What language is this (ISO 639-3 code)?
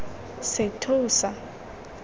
tsn